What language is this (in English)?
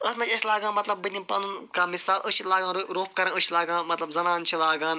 Kashmiri